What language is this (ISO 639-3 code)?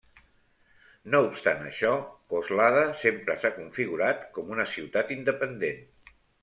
cat